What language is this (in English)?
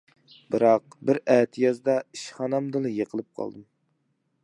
Uyghur